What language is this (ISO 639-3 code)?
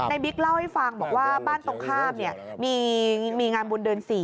tha